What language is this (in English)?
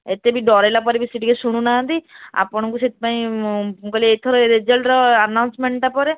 Odia